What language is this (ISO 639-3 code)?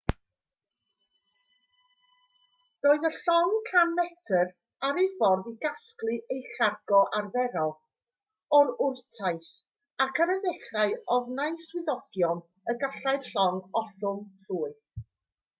cym